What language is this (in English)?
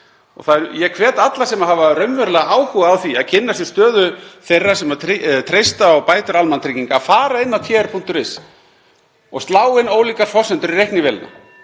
Icelandic